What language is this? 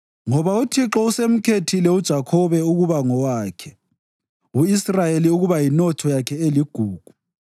North Ndebele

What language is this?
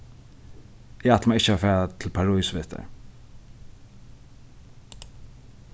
Faroese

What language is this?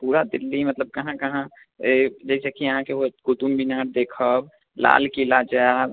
Maithili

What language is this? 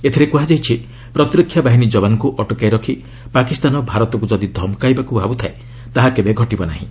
Odia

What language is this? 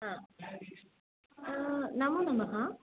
Sanskrit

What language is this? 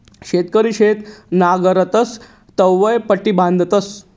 Marathi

